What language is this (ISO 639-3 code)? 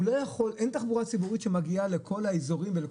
heb